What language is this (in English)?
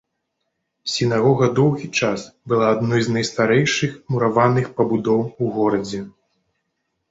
Belarusian